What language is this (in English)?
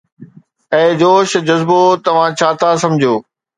Sindhi